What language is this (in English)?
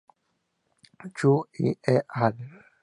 Spanish